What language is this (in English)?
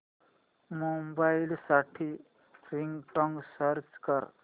Marathi